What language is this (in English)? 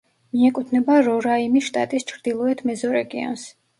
Georgian